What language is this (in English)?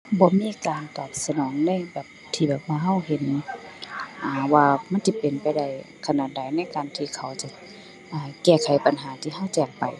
Thai